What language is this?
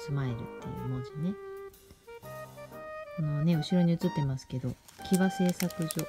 Japanese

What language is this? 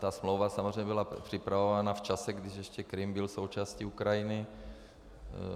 Czech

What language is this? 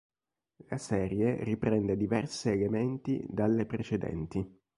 Italian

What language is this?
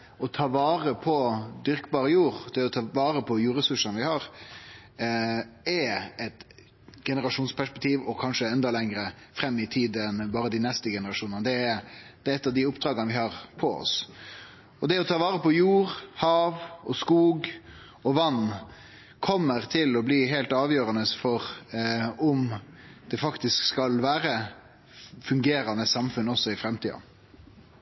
Norwegian Nynorsk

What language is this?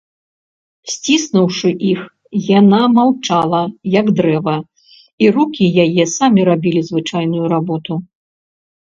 Belarusian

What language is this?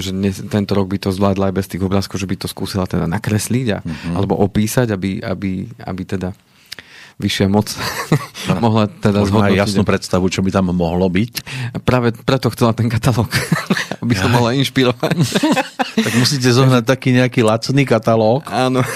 Slovak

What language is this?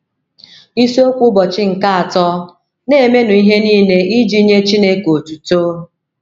Igbo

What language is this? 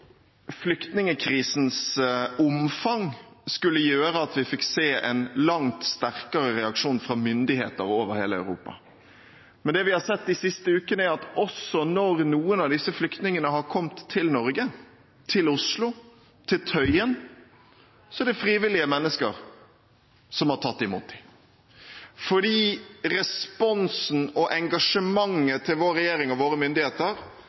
Norwegian Bokmål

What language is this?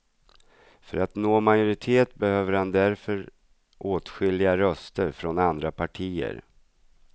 Swedish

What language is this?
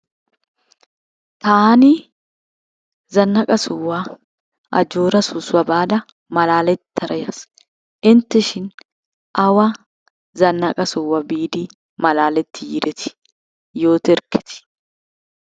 Wolaytta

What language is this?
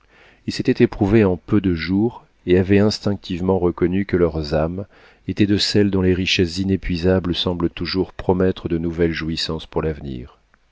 French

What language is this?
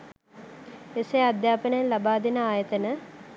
Sinhala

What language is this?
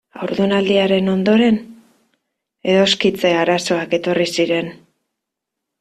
Basque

